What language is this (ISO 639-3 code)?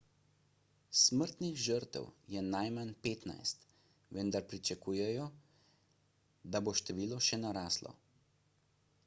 slv